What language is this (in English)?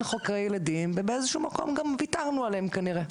Hebrew